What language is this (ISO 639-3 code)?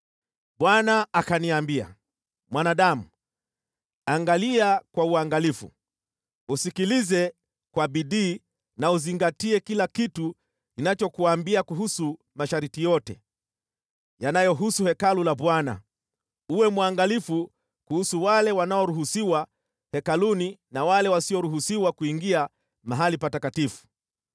swa